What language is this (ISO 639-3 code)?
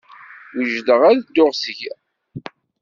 kab